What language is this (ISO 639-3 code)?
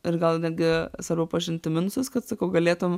lit